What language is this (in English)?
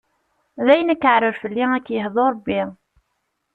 Kabyle